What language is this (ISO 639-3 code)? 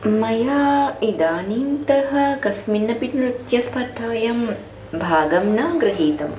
san